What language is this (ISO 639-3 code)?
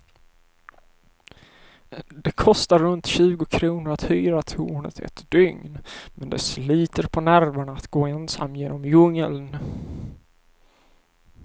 swe